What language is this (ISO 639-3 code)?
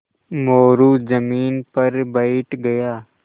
hin